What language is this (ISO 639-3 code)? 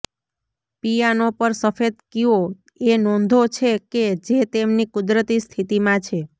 guj